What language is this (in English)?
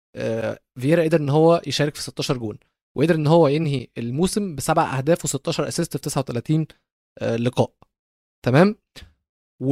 Arabic